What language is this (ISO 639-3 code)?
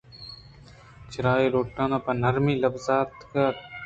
bgp